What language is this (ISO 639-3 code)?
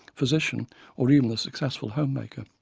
eng